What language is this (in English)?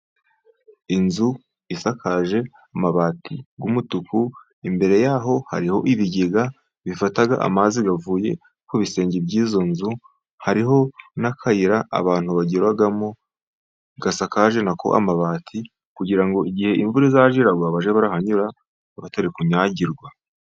Kinyarwanda